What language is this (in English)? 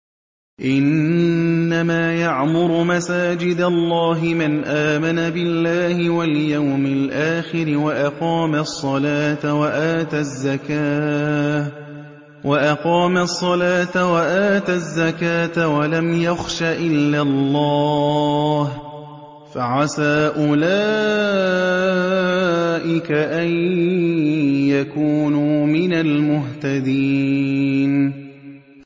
Arabic